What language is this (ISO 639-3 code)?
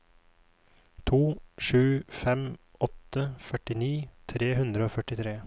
nor